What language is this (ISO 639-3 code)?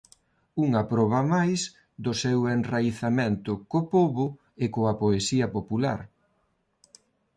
glg